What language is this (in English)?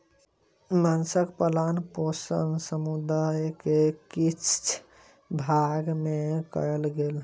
Maithili